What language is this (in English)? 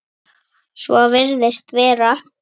Icelandic